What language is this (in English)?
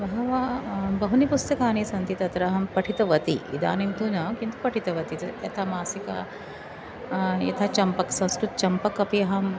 Sanskrit